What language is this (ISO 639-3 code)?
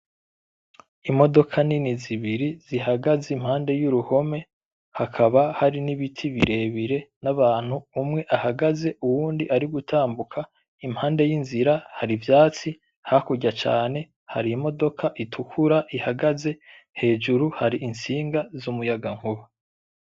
run